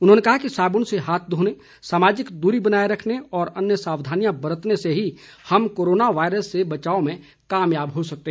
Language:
Hindi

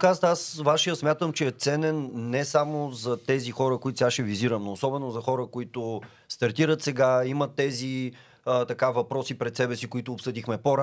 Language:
Bulgarian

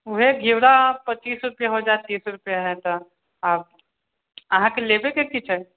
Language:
Maithili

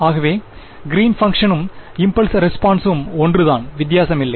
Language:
Tamil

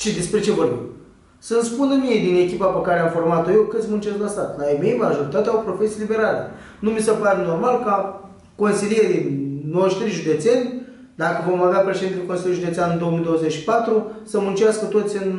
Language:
Romanian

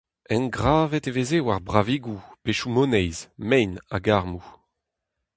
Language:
Breton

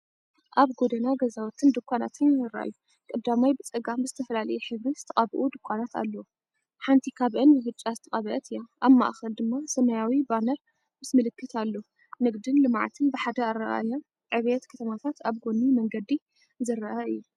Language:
Tigrinya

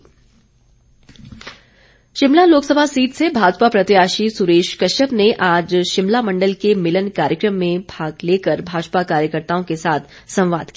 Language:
Hindi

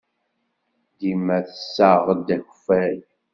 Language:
Kabyle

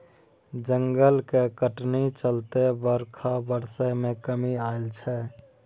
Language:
Maithili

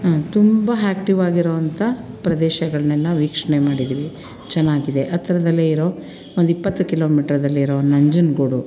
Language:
Kannada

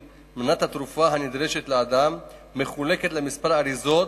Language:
Hebrew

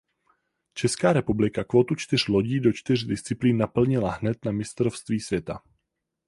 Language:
Czech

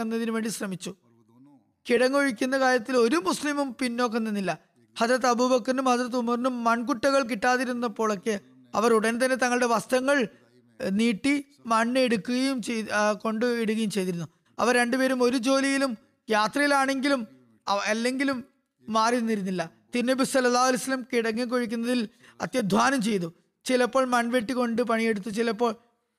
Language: Malayalam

